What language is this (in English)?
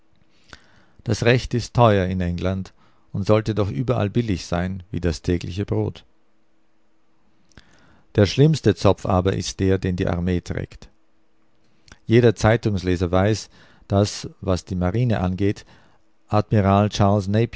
German